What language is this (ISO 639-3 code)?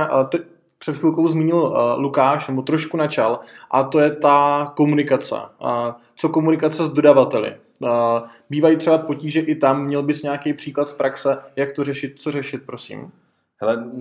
ces